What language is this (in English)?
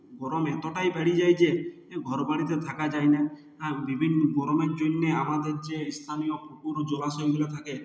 Bangla